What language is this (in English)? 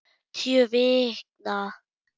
Icelandic